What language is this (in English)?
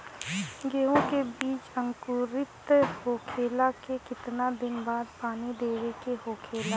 Bhojpuri